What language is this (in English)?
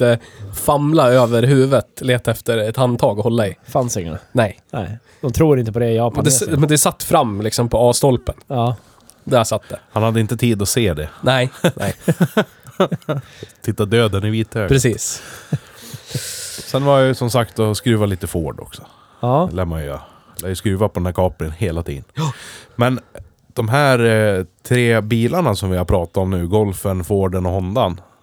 Swedish